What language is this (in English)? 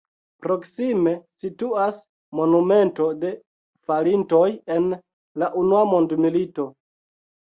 Esperanto